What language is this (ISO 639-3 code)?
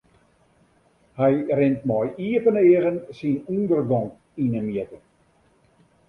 fry